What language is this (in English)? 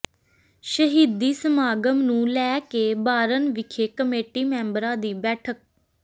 Punjabi